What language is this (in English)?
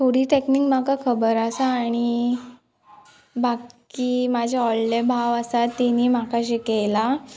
Konkani